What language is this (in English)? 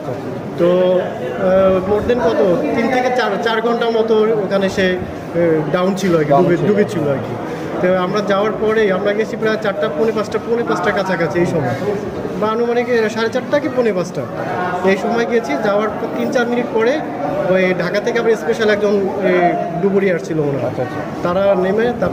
Romanian